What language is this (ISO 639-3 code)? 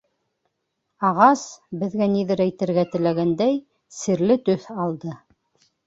bak